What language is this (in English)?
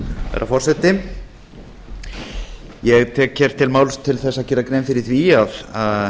Icelandic